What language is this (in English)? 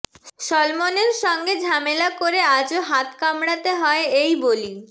Bangla